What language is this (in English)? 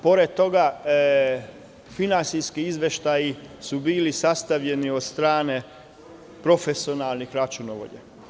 Serbian